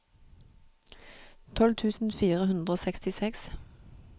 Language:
Norwegian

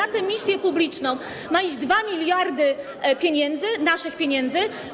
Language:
Polish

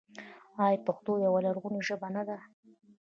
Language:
Pashto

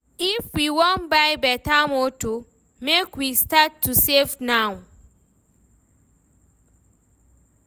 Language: Nigerian Pidgin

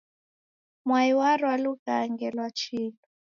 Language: Taita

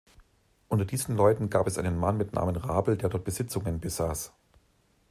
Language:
German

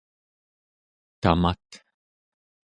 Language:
Central Yupik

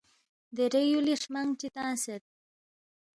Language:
Balti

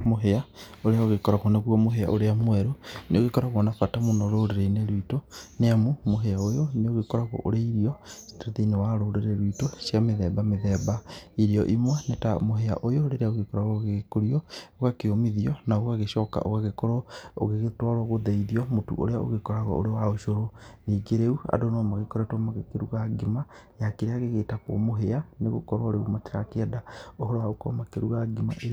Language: Kikuyu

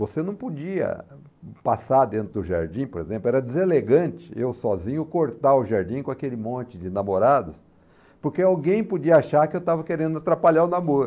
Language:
Portuguese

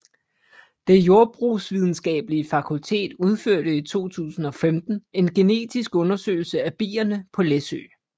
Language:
Danish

